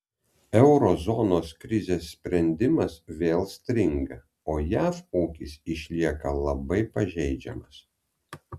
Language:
Lithuanian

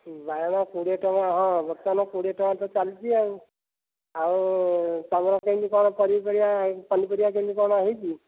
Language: Odia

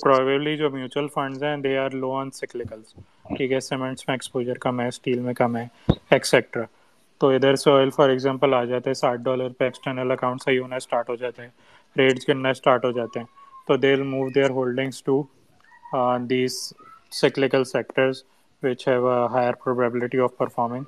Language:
Urdu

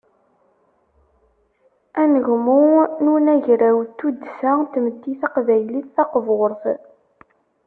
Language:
Kabyle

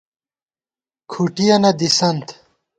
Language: Gawar-Bati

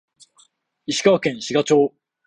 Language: Japanese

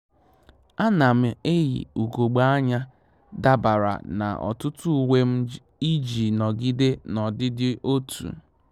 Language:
Igbo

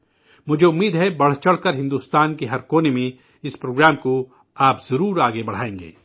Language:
Urdu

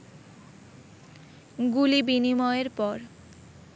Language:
Bangla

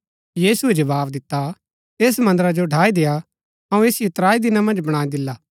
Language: Gaddi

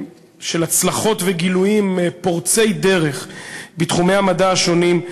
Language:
Hebrew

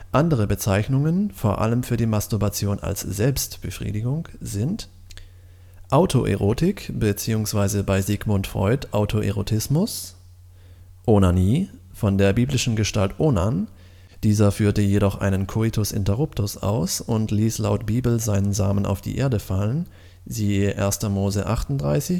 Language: German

